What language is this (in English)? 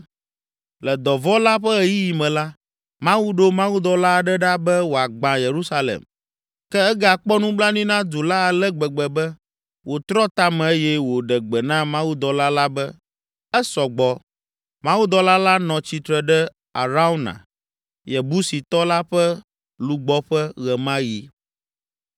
Ewe